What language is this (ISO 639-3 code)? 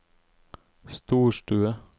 nor